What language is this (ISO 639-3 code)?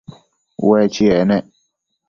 mcf